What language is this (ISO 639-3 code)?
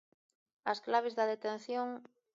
glg